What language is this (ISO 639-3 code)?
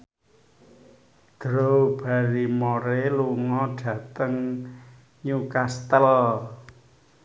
jav